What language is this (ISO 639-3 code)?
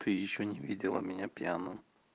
rus